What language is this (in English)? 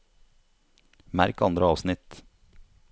Norwegian